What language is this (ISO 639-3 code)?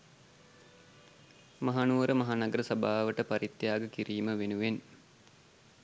sin